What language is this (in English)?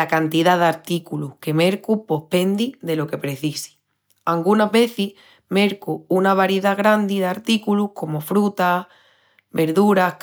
Extremaduran